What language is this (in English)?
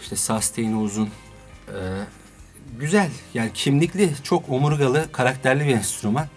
Turkish